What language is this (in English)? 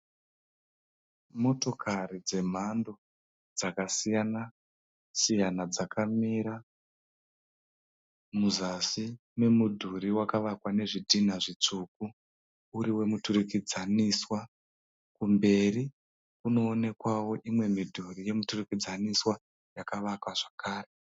Shona